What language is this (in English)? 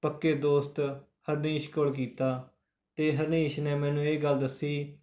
Punjabi